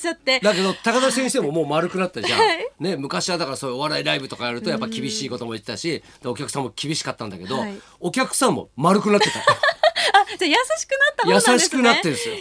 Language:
Japanese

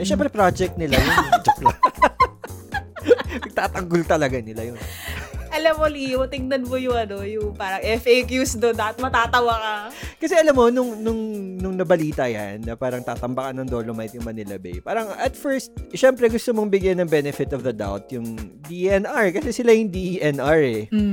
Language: Filipino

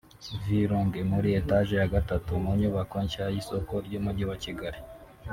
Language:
Kinyarwanda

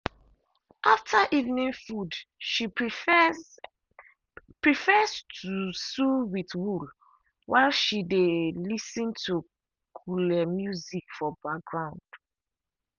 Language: Nigerian Pidgin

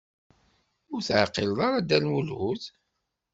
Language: Kabyle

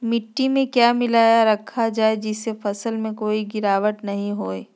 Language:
Magahi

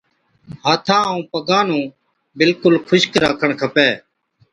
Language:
Od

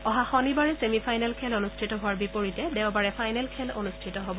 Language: Assamese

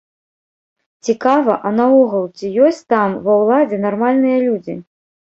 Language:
Belarusian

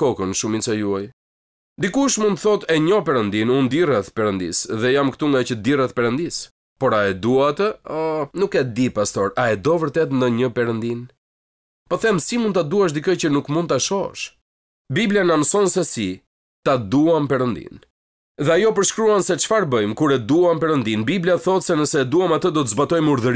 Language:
Romanian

